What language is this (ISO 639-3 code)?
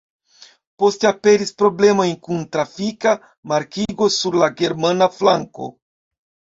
epo